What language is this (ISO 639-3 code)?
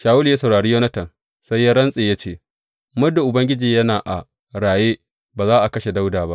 hau